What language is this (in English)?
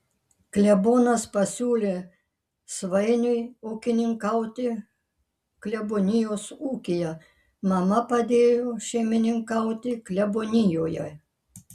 Lithuanian